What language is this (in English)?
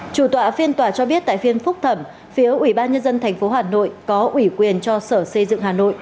Vietnamese